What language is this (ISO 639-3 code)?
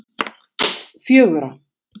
isl